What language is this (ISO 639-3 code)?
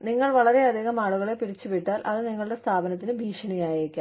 mal